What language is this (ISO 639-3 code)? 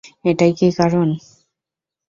ben